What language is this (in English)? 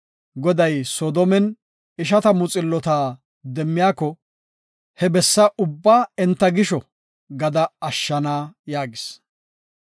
Gofa